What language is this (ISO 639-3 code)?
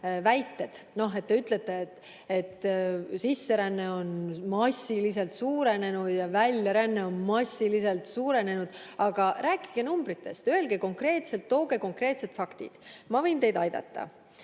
est